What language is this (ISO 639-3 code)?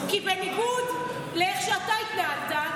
heb